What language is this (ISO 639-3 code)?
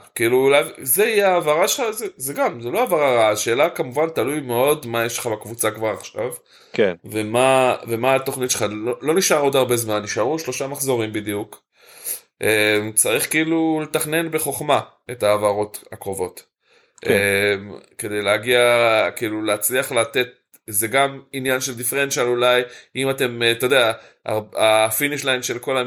heb